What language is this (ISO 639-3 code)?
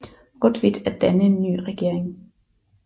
dan